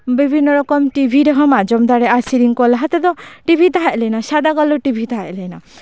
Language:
Santali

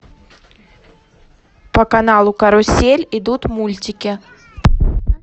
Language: Russian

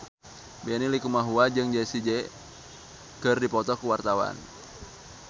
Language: Sundanese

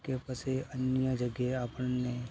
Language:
Gujarati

